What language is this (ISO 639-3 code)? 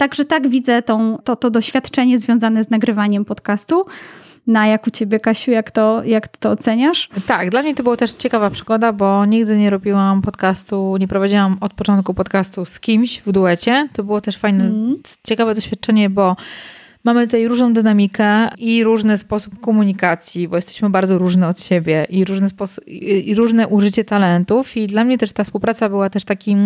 pol